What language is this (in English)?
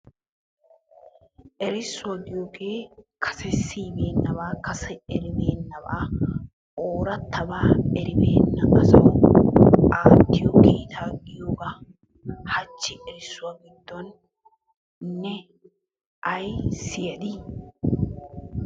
Wolaytta